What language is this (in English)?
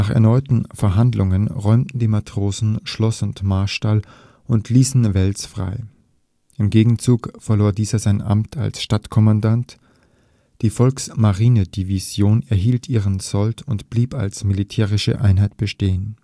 German